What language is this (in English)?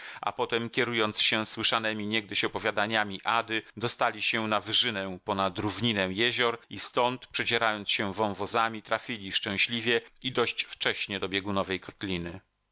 Polish